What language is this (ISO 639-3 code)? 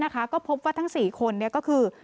tha